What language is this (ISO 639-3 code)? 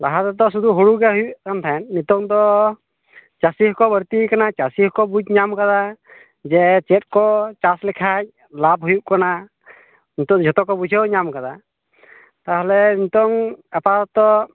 sat